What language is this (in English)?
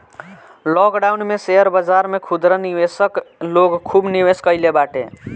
Bhojpuri